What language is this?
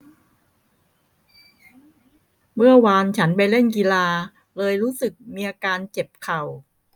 Thai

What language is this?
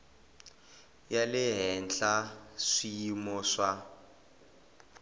Tsonga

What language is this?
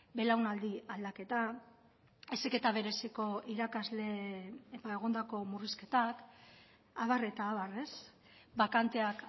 Basque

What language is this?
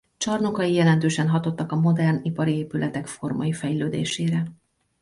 Hungarian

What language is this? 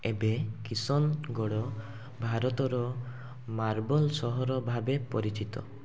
Odia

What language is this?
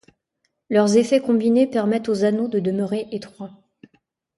French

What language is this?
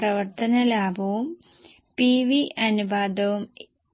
Malayalam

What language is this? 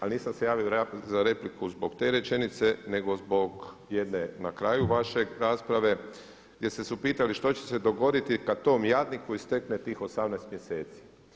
Croatian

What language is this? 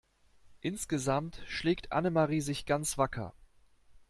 German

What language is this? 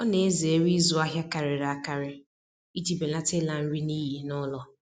Igbo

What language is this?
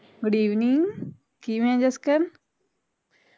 Punjabi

